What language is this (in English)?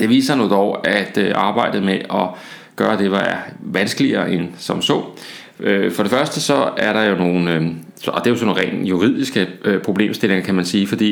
Danish